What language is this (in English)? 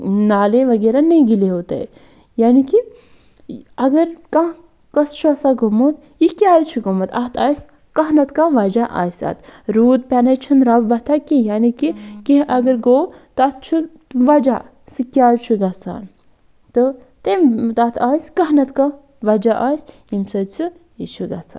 Kashmiri